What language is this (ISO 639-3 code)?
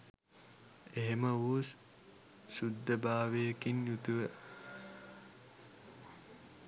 sin